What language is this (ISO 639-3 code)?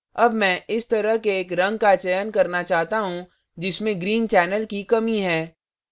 hin